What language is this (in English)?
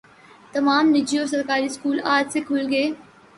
Urdu